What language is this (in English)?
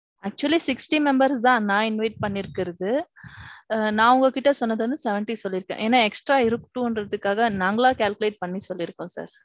Tamil